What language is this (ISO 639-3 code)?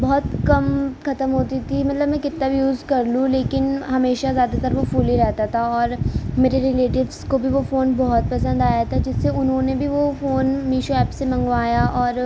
urd